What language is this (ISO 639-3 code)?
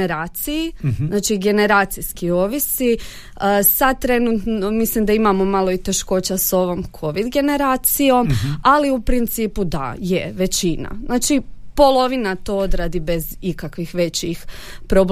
hrv